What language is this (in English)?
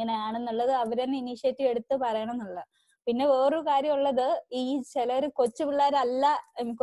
Malayalam